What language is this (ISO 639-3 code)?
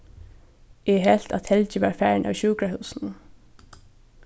fao